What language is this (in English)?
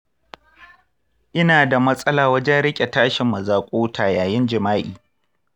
Hausa